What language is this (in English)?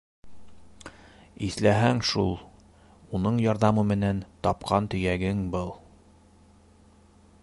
Bashkir